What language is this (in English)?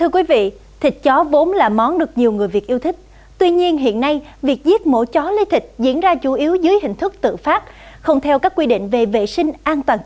Vietnamese